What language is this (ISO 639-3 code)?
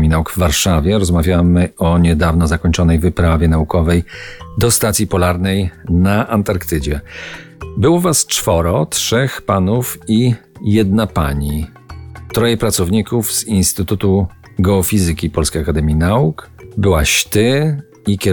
pol